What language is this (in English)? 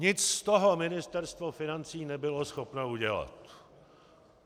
Czech